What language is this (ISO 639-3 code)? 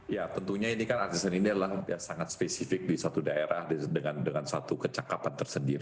ind